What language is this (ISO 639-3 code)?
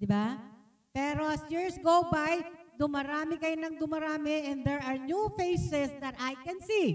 fil